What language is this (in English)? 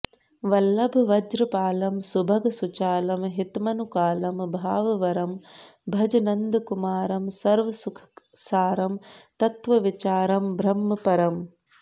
Sanskrit